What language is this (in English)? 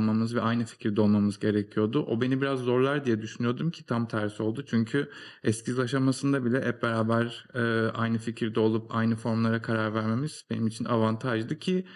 Turkish